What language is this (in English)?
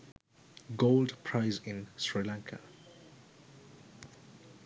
Sinhala